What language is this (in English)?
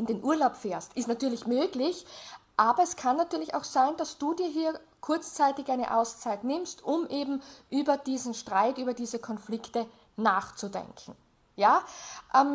German